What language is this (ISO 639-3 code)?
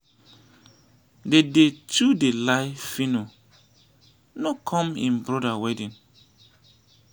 pcm